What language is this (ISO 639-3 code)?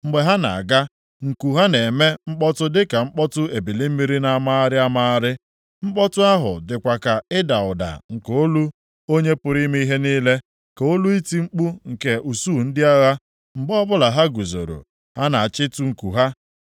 ibo